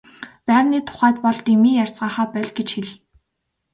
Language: Mongolian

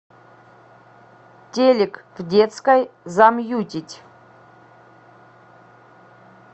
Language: Russian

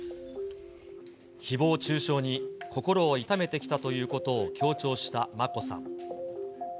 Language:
Japanese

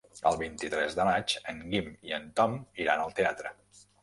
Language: Catalan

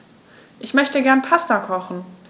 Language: German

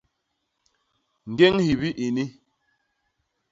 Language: Basaa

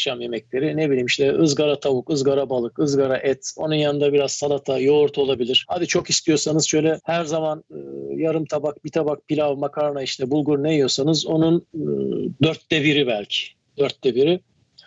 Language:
Turkish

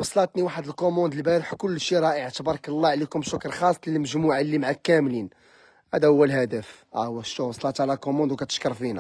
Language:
Arabic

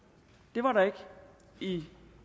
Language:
Danish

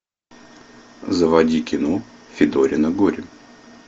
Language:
Russian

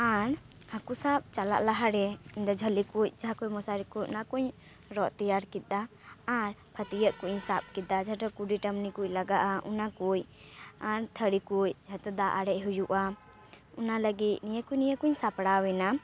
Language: Santali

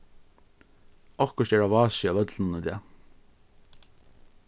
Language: Faroese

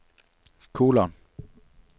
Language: Norwegian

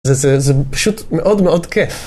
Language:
Hebrew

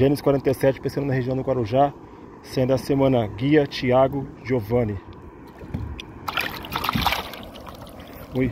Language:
Portuguese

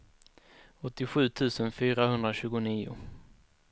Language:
Swedish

